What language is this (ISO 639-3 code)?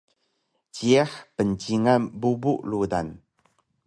trv